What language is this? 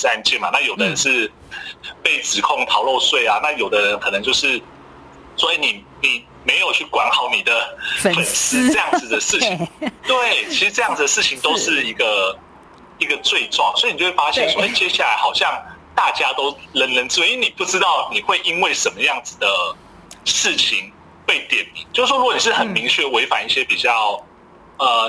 Chinese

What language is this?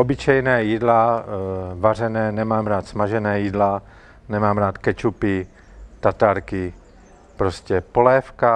Czech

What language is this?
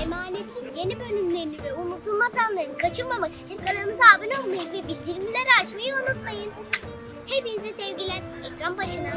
Turkish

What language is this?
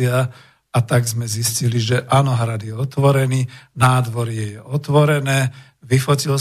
Slovak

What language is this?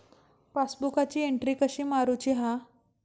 Marathi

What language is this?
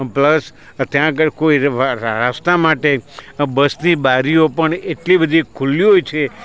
Gujarati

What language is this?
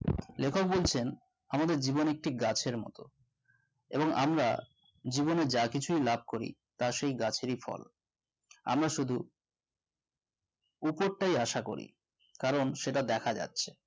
Bangla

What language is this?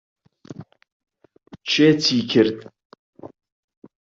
Central Kurdish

